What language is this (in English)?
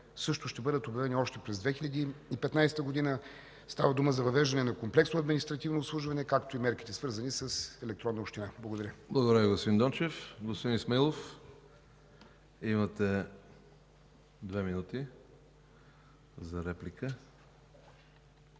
Bulgarian